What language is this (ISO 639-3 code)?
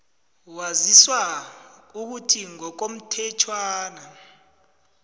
nbl